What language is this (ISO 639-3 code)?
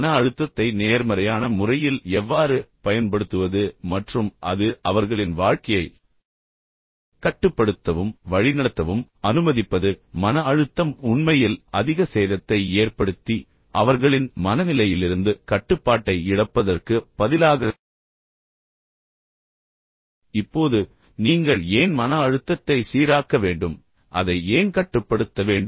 tam